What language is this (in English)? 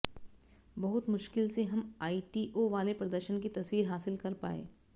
Hindi